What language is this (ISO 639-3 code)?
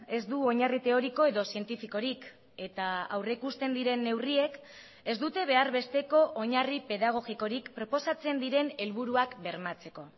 eus